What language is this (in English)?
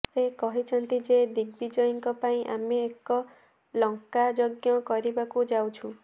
Odia